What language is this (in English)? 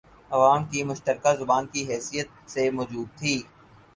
Urdu